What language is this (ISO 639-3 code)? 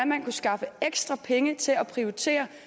dan